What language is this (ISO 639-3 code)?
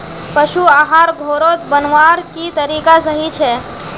mag